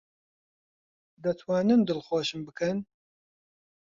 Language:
Central Kurdish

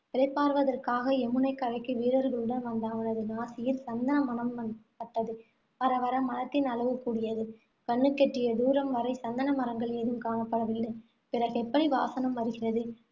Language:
Tamil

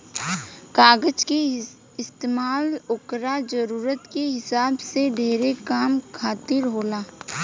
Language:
Bhojpuri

